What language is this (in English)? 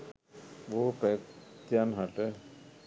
Sinhala